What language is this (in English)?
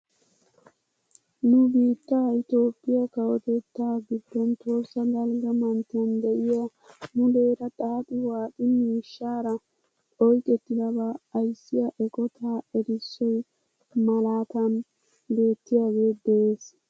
Wolaytta